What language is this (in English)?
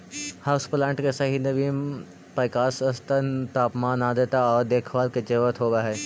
Magahi